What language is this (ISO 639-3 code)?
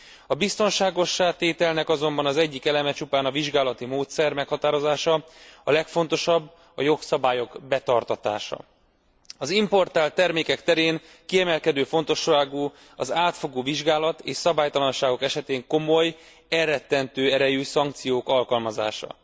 hun